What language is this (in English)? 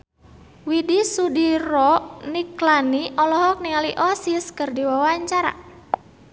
Sundanese